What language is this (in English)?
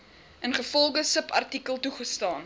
Afrikaans